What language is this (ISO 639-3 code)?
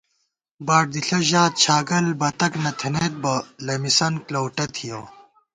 gwt